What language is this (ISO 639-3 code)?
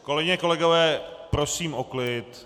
ces